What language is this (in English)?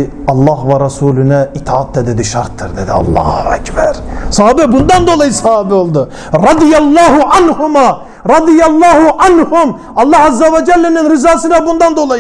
Turkish